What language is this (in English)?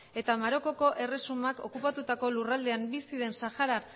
Basque